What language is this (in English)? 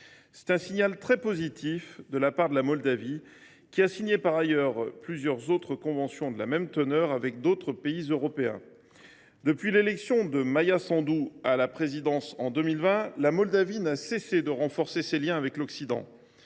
French